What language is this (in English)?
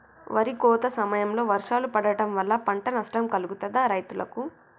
Telugu